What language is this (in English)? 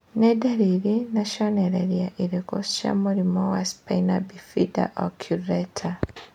Kikuyu